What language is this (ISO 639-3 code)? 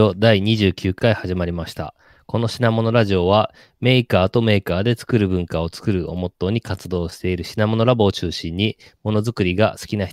jpn